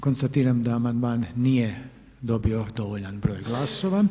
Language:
Croatian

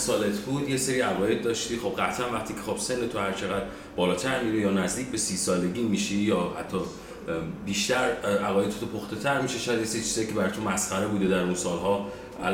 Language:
Persian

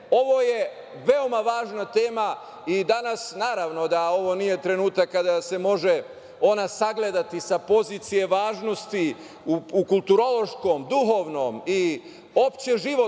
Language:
Serbian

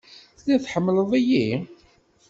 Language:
Kabyle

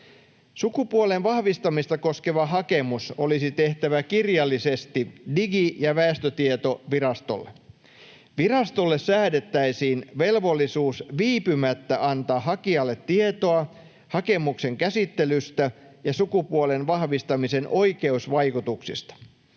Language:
Finnish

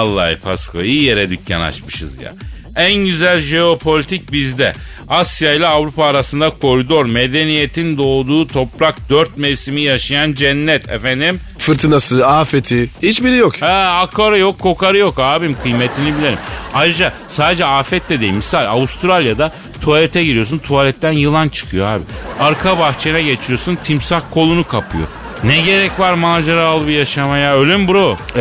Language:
Turkish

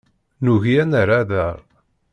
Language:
Kabyle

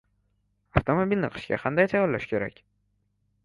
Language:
Uzbek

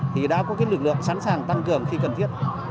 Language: Vietnamese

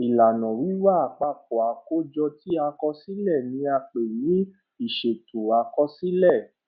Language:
Yoruba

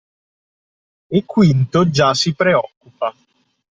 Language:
Italian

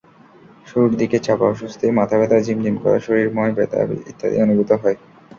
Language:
Bangla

